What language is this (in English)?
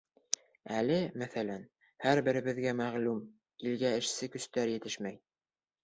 Bashkir